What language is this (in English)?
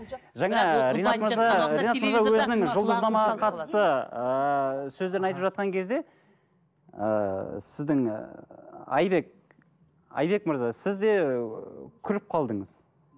Kazakh